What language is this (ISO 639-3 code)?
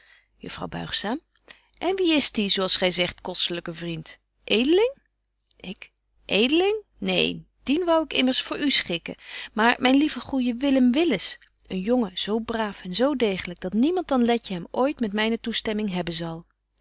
nld